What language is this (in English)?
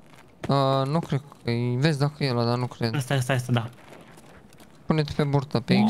Romanian